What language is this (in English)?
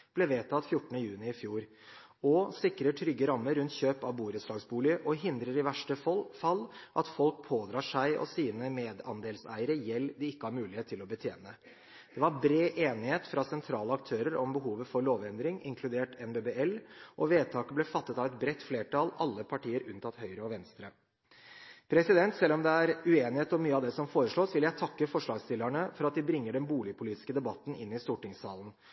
Norwegian Bokmål